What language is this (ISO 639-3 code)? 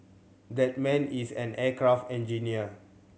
eng